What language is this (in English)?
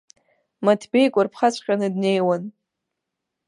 Abkhazian